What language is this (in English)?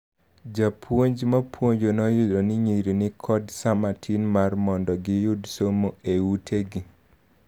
Luo (Kenya and Tanzania)